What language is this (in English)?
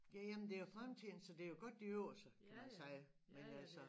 Danish